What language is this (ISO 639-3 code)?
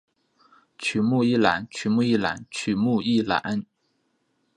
zho